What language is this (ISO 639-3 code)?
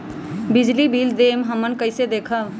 mag